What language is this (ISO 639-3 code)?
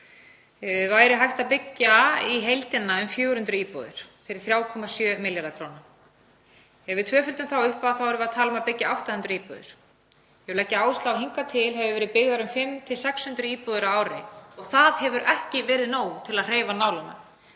isl